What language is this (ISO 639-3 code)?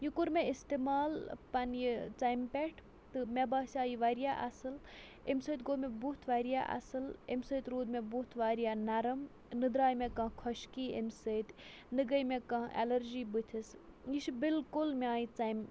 kas